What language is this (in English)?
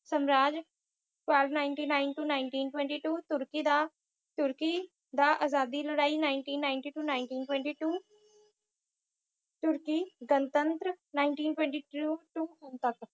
Punjabi